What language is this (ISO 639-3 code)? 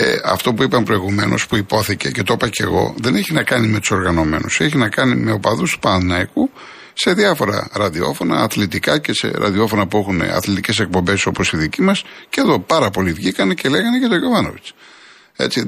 ell